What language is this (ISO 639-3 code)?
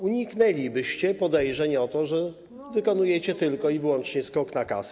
pol